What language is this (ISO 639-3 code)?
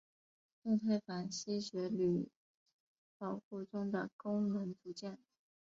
zho